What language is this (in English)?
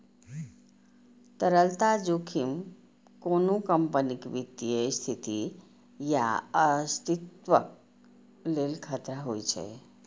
Maithili